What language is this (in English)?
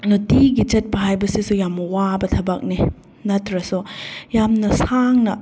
Manipuri